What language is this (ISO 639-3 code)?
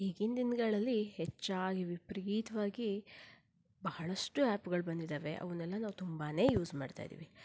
kan